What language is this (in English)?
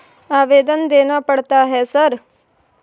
Maithili